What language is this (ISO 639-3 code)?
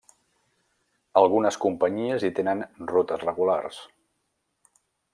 cat